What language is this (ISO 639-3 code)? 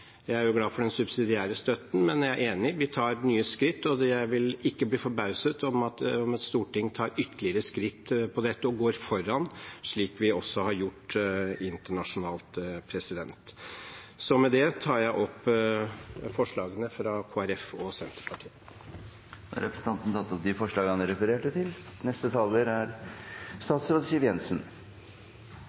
nob